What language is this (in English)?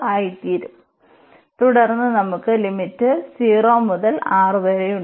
Malayalam